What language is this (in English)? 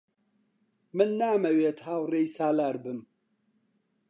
Central Kurdish